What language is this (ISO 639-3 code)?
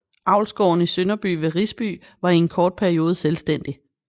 dan